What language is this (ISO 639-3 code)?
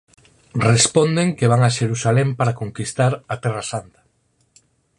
glg